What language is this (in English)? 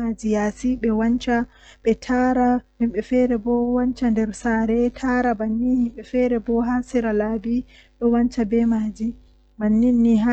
Western Niger Fulfulde